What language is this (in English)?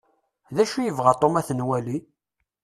Kabyle